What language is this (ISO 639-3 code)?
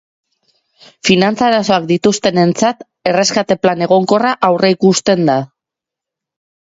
eus